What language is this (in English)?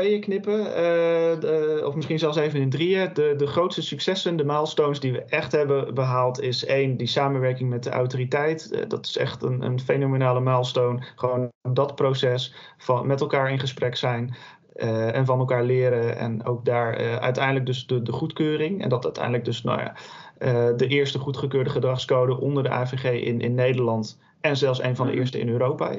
Dutch